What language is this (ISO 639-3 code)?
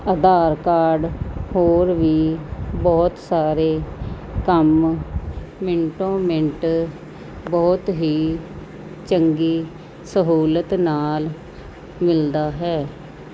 pan